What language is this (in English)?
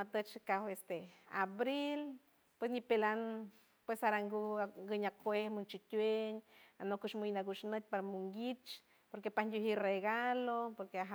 San Francisco Del Mar Huave